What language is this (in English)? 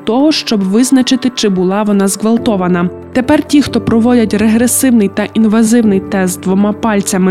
Ukrainian